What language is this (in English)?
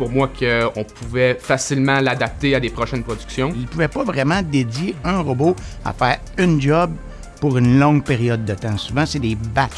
French